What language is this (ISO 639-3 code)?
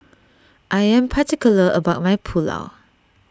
eng